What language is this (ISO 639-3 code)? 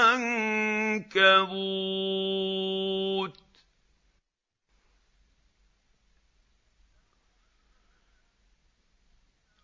ara